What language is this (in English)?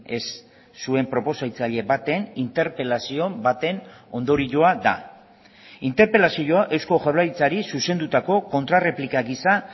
Basque